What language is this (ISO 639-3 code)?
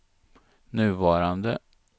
swe